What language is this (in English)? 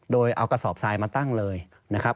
Thai